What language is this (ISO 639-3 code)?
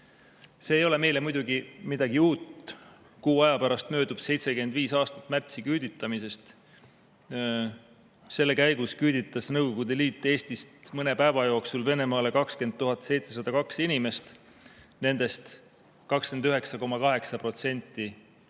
est